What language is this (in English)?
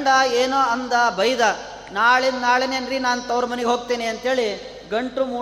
Kannada